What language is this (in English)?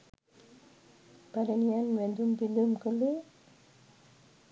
Sinhala